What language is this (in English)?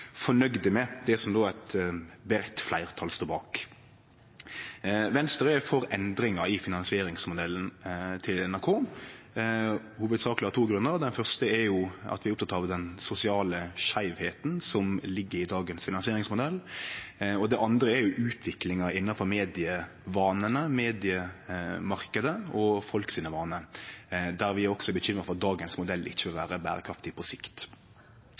Norwegian Nynorsk